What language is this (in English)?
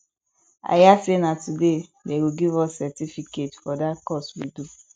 Nigerian Pidgin